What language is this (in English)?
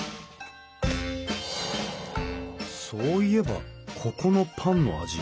Japanese